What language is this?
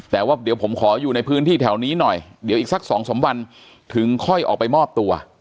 Thai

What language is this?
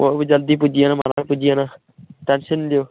Dogri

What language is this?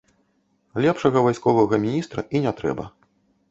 Belarusian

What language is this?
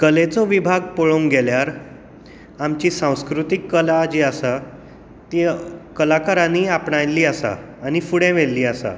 Konkani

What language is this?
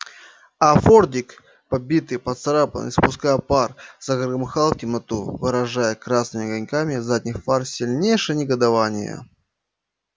Russian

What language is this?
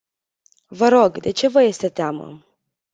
Romanian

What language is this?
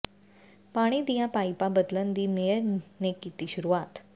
Punjabi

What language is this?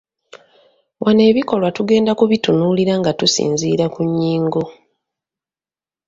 Ganda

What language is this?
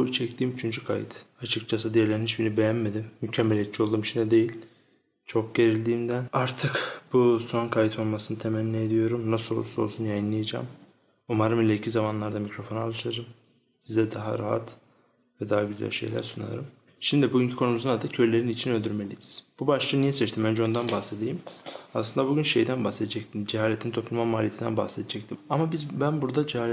Turkish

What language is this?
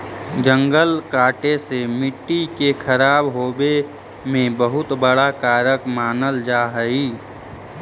Magahi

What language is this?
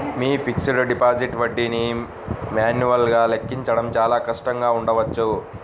Telugu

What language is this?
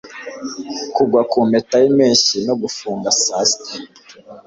Kinyarwanda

